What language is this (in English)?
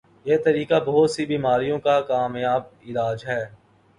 Urdu